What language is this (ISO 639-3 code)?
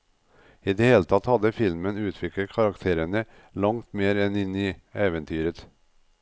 nor